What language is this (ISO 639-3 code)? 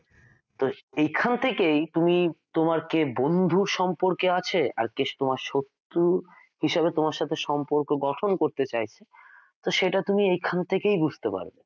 ben